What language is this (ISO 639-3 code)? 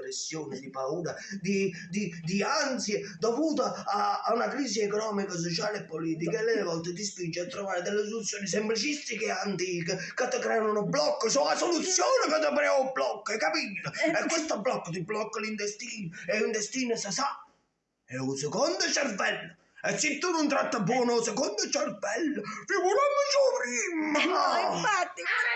ita